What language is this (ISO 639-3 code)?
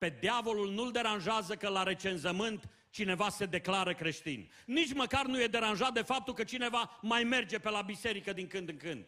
ron